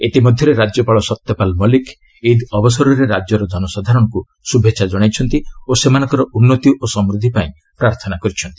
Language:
Odia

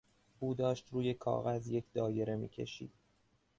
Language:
Persian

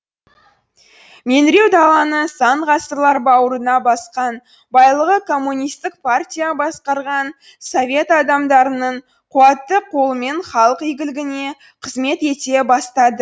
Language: Kazakh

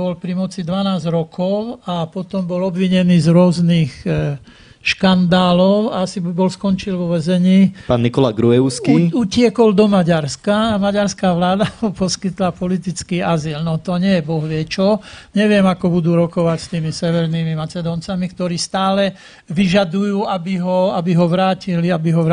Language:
Slovak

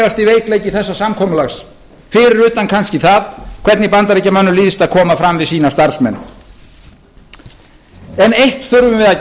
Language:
Icelandic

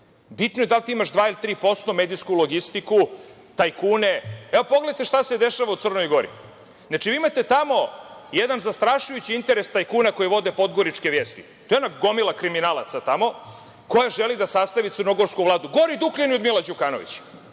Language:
Serbian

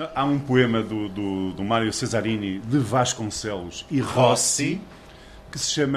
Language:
Portuguese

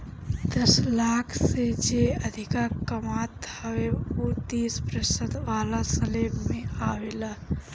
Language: Bhojpuri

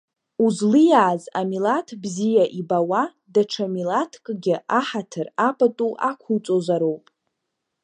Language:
Abkhazian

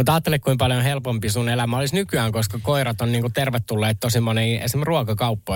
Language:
Finnish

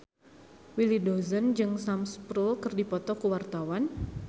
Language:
Sundanese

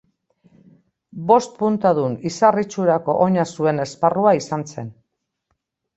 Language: Basque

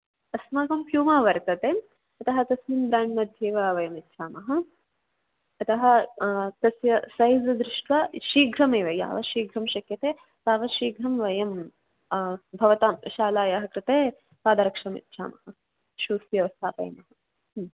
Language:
Sanskrit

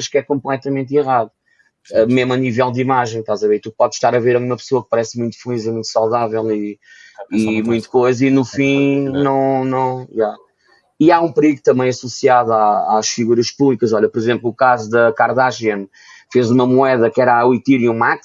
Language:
Portuguese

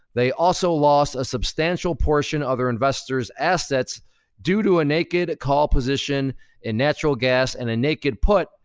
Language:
English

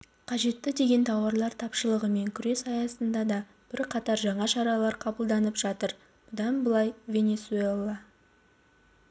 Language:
Kazakh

